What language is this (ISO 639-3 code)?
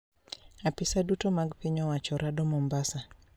luo